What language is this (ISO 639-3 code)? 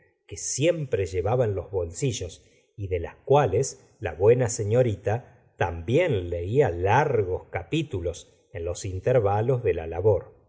spa